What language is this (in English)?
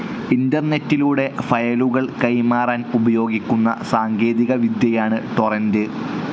Malayalam